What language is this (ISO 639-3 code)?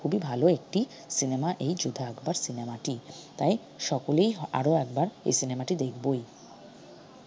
ben